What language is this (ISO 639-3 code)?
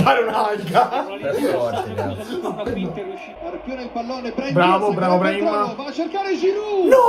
ita